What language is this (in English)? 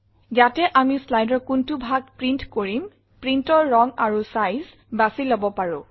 Assamese